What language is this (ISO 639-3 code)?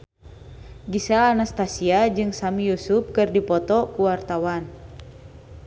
sun